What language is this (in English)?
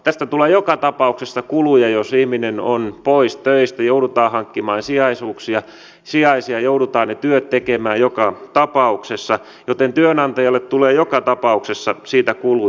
Finnish